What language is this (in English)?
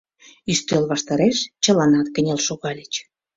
Mari